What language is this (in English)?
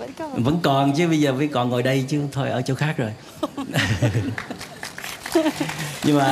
Vietnamese